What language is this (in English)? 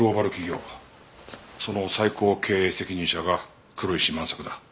Japanese